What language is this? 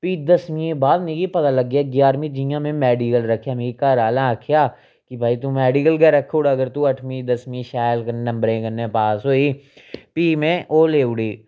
Dogri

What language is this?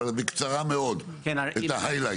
Hebrew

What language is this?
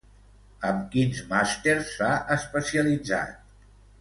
Catalan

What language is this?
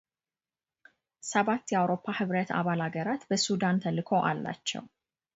Amharic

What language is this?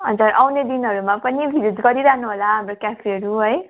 Nepali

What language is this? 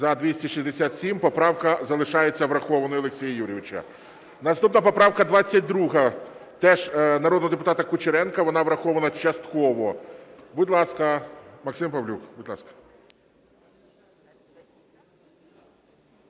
Ukrainian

